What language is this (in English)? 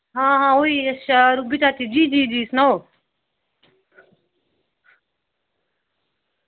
Dogri